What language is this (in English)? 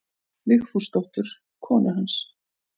Icelandic